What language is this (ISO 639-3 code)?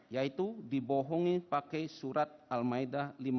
ind